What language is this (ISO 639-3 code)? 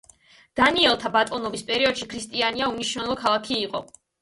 kat